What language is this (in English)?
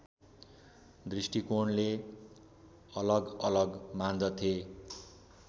Nepali